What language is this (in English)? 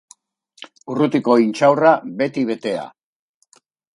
Basque